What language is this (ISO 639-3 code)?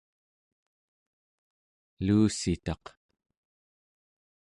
esu